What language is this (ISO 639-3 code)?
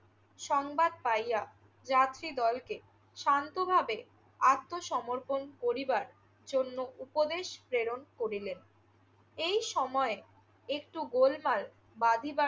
ben